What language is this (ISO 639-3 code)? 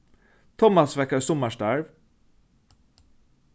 fao